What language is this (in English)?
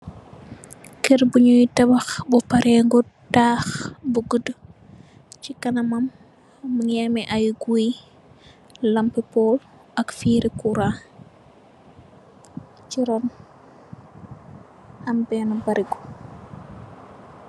Wolof